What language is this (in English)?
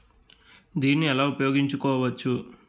Telugu